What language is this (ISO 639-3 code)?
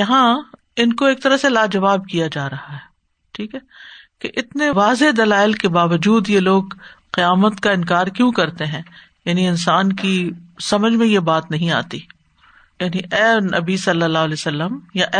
urd